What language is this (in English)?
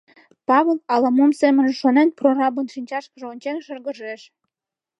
Mari